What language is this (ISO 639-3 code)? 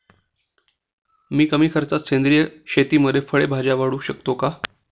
mar